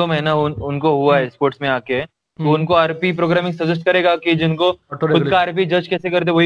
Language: Hindi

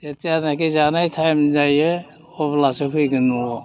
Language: Bodo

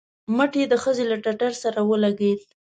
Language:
Pashto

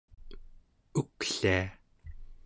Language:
Central Yupik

